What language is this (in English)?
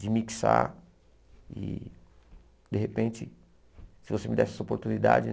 Portuguese